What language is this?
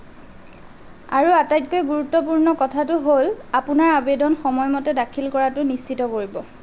Assamese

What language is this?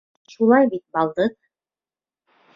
Bashkir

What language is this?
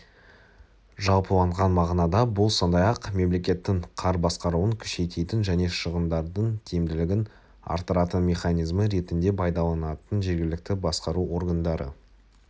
Kazakh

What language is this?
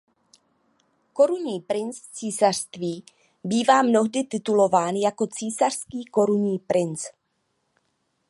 Czech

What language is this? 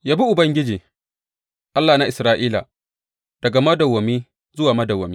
Hausa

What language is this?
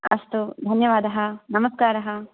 Sanskrit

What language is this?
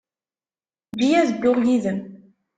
Kabyle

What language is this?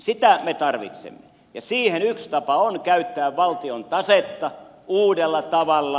Finnish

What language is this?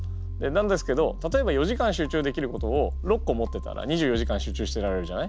Japanese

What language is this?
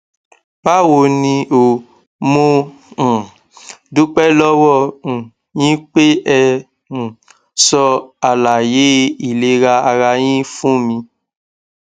Yoruba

